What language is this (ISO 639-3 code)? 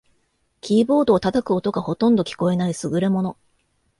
jpn